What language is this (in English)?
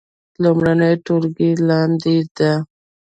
Pashto